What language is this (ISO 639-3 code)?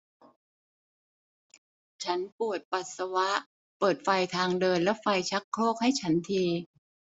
tha